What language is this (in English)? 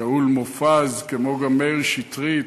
Hebrew